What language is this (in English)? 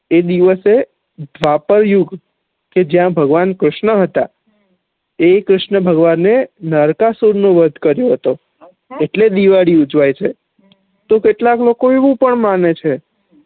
Gujarati